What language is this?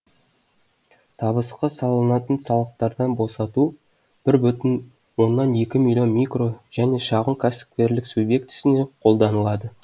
Kazakh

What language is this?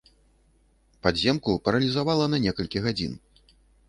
Belarusian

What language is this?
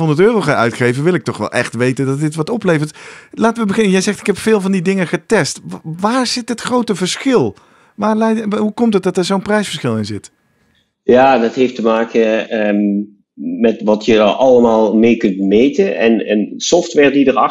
Dutch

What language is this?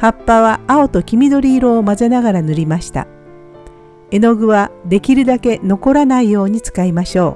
Japanese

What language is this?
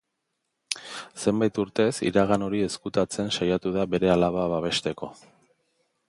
Basque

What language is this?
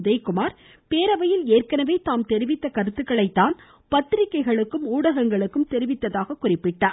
Tamil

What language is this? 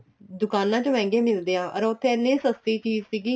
Punjabi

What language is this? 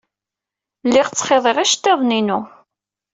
Kabyle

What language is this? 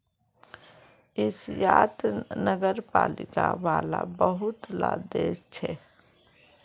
Magahi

